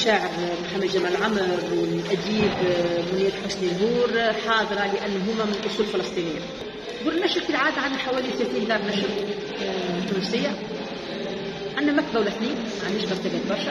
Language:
Arabic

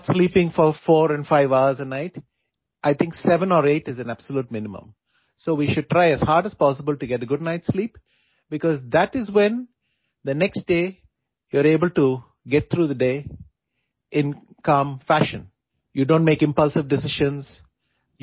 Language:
Urdu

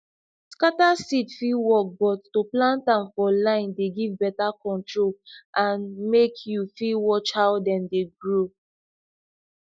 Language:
Nigerian Pidgin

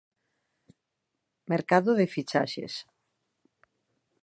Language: Galician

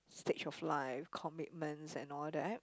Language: English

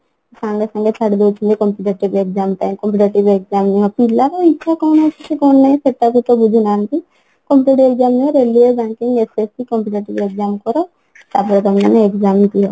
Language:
Odia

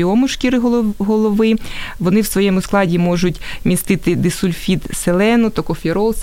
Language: Ukrainian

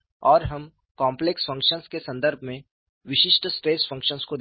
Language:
Hindi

